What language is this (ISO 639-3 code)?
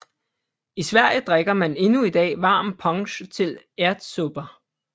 dan